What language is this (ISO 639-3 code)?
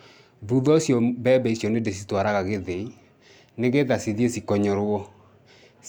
kik